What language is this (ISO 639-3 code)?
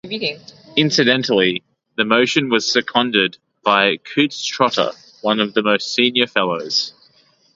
eng